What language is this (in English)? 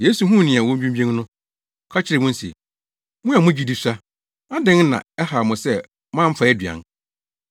Akan